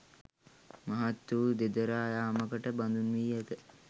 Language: Sinhala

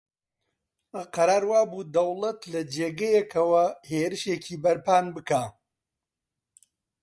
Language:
Central Kurdish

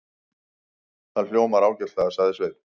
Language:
Icelandic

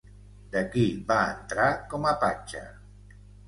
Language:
Catalan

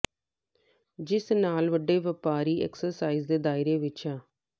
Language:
Punjabi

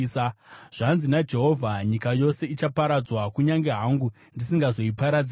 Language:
Shona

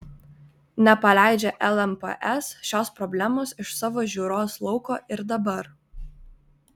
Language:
Lithuanian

